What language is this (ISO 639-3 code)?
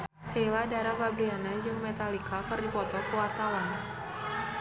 sun